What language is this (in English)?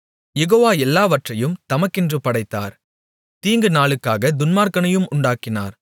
Tamil